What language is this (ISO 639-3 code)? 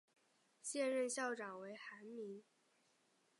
zho